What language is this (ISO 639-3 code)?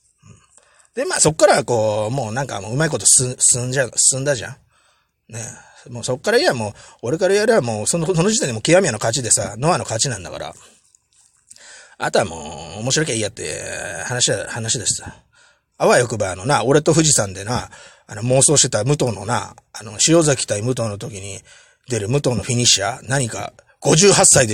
jpn